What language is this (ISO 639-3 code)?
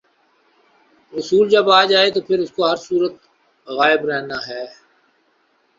urd